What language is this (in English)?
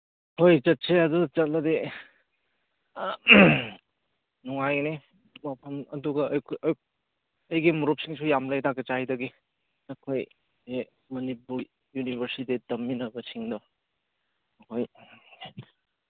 Manipuri